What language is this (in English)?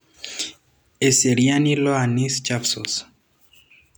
Masai